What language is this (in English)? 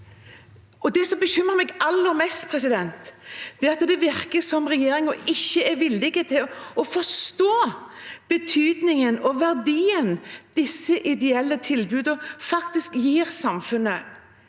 Norwegian